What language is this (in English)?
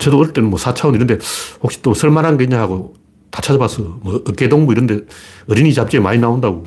Korean